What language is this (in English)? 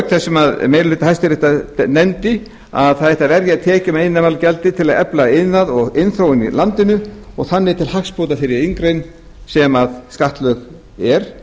Icelandic